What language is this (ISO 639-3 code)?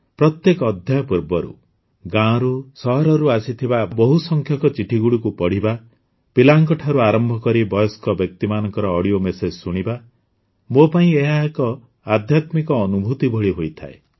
ori